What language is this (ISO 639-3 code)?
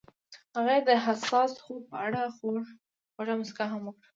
pus